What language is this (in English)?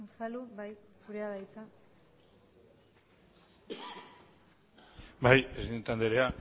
Basque